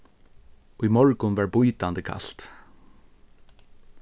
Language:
Faroese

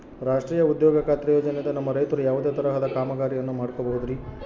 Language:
Kannada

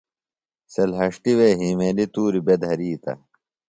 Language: Phalura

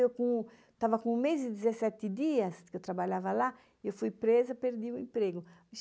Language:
Portuguese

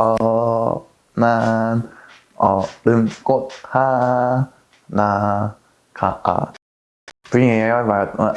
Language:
Korean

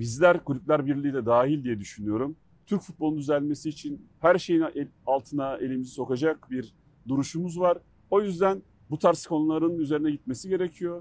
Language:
Turkish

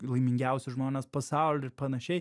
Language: Lithuanian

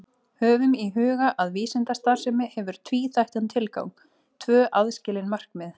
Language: Icelandic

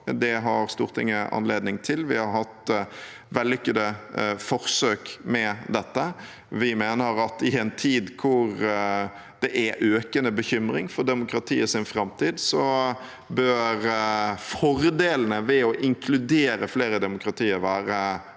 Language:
Norwegian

